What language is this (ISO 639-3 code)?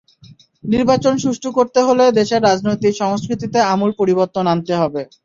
ben